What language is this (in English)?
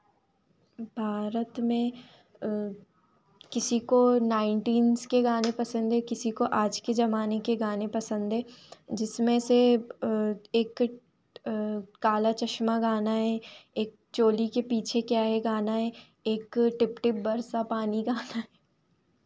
Hindi